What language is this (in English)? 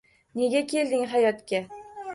Uzbek